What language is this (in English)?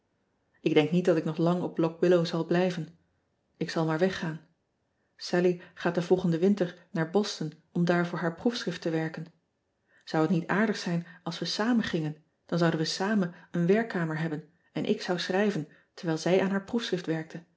Dutch